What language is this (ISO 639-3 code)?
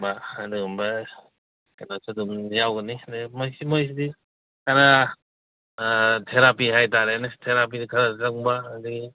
mni